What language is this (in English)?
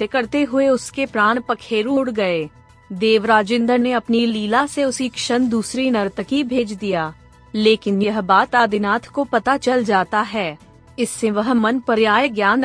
Hindi